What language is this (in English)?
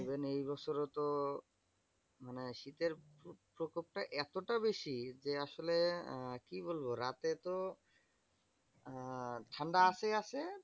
Bangla